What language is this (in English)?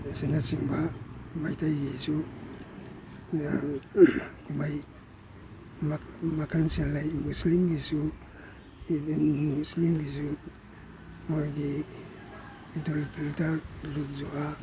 Manipuri